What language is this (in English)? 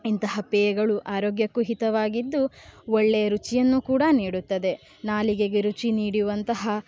Kannada